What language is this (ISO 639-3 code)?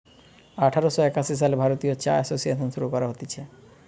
ben